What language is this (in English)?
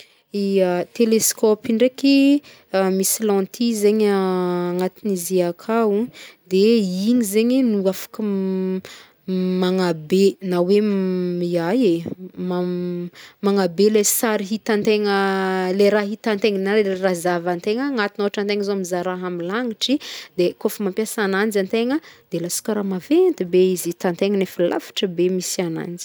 Northern Betsimisaraka Malagasy